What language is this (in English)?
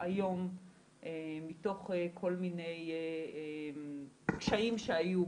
Hebrew